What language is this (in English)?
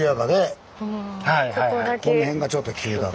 Japanese